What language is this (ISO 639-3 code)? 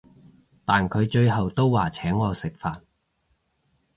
yue